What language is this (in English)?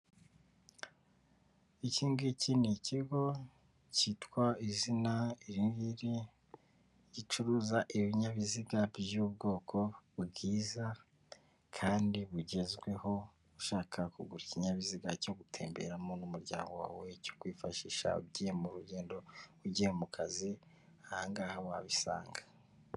Kinyarwanda